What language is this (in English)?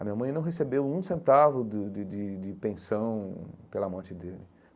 Portuguese